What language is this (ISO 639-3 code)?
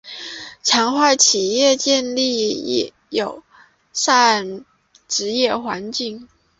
zho